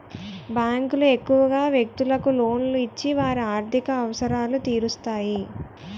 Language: Telugu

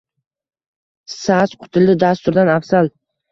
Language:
Uzbek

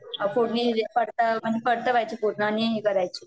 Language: Marathi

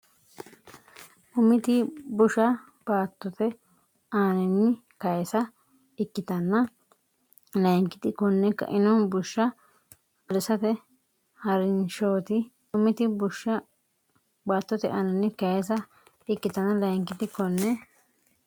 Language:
Sidamo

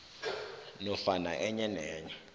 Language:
South Ndebele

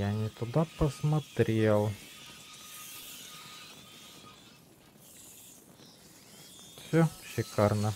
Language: Russian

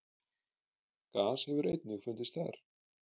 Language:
Icelandic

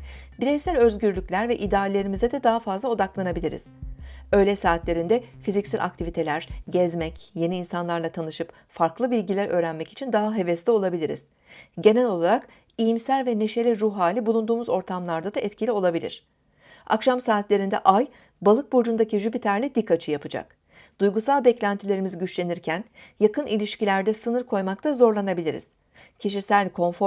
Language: Turkish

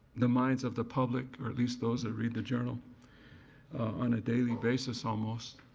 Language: English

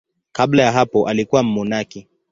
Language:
Swahili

